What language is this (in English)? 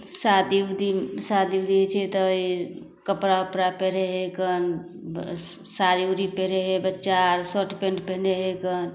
Maithili